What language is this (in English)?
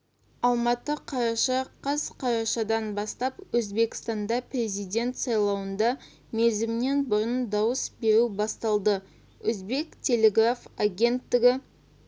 Kazakh